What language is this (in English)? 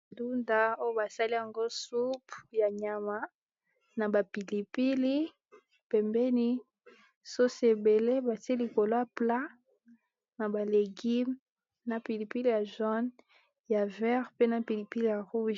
Lingala